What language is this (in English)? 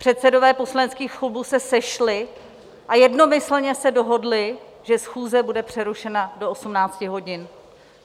Czech